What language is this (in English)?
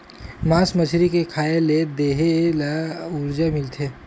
Chhattisgarhi